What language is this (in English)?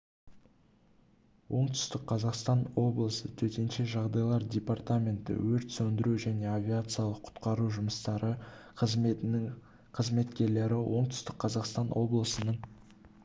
Kazakh